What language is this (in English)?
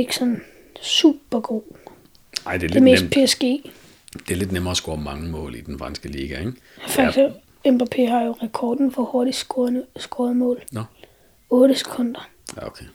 Danish